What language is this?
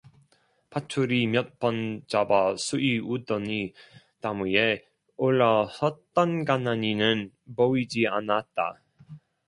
Korean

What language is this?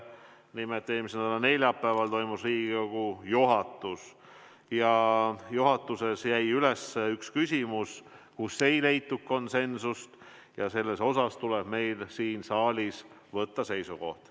Estonian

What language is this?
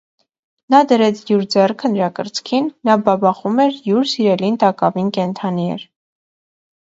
Armenian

